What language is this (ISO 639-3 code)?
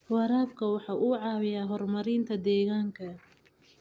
som